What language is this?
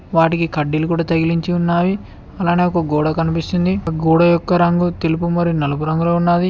Telugu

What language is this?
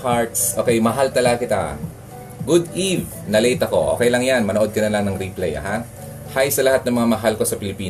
Filipino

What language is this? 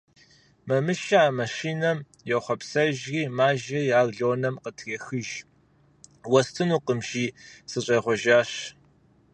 Kabardian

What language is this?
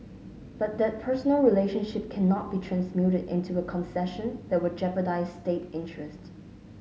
English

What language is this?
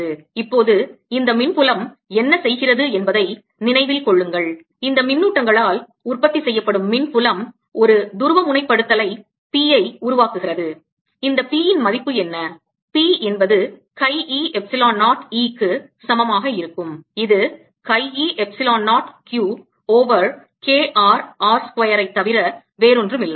Tamil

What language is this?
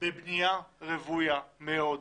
Hebrew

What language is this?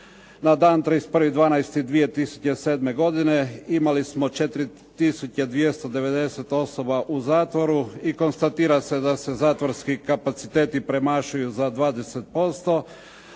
Croatian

